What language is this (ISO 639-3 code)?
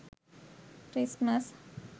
sin